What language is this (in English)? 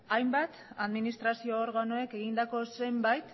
Basque